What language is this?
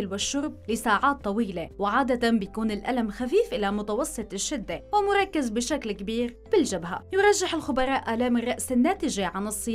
Arabic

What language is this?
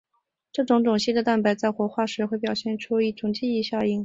Chinese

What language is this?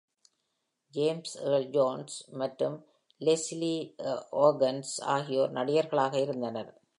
Tamil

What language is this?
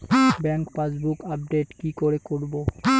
Bangla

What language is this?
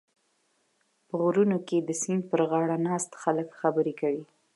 Pashto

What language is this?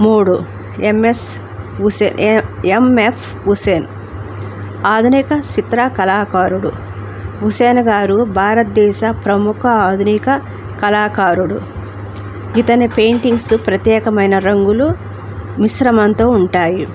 Telugu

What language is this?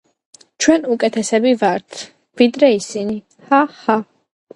Georgian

